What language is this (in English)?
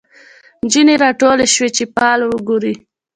Pashto